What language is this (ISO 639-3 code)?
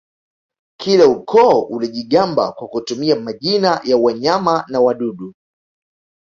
swa